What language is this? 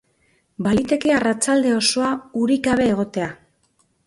Basque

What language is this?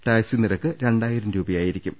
Malayalam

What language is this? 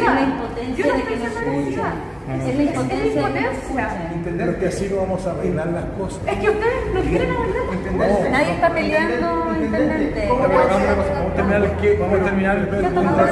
Spanish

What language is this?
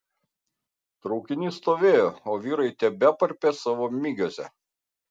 Lithuanian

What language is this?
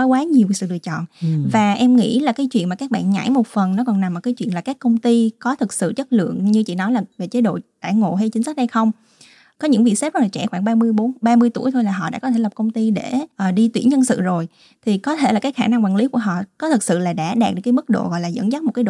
Vietnamese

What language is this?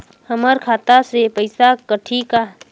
Chhattisgarhi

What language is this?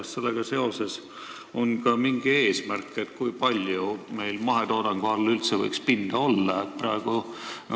Estonian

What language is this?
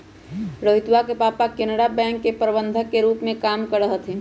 Magahi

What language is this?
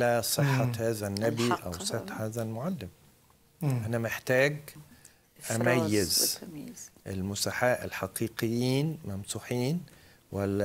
Arabic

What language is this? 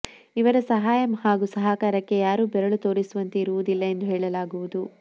Kannada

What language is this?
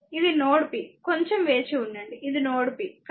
Telugu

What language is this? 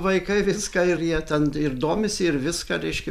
Lithuanian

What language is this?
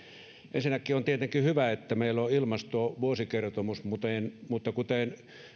Finnish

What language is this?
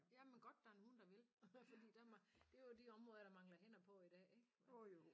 Danish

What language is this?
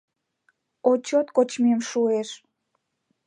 Mari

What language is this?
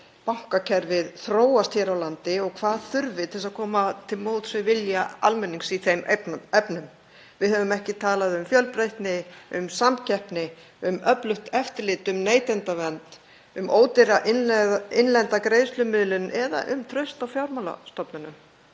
Icelandic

